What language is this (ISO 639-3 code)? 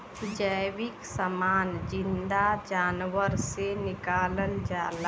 bho